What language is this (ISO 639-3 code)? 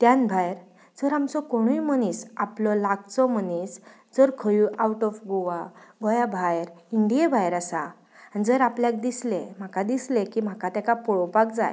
kok